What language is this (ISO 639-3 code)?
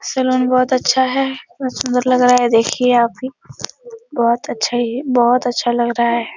hin